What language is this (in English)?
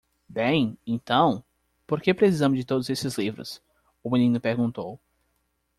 Portuguese